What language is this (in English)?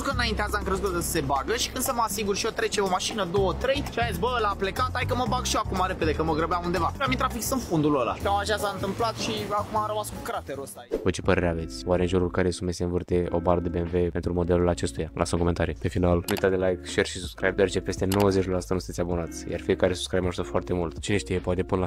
Romanian